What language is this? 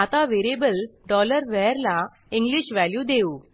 Marathi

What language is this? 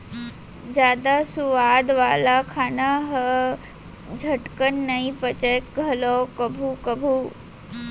Chhattisgarhi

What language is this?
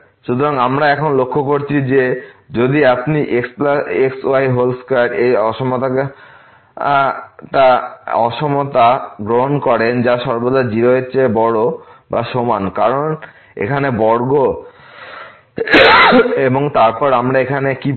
Bangla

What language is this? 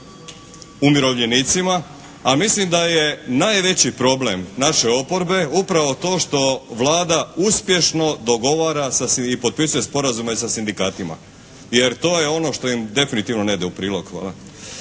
Croatian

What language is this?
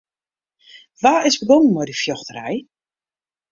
Western Frisian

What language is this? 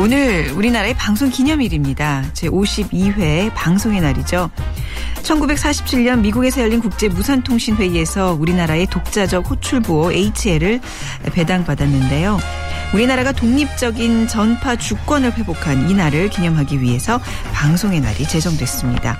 Korean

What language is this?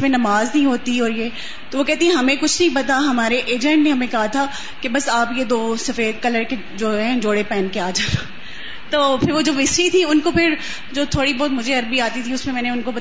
Urdu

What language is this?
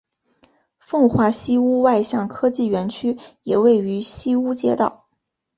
Chinese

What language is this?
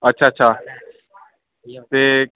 Dogri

